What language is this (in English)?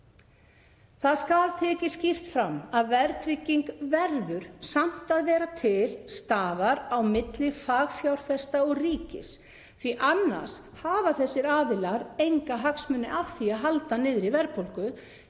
Icelandic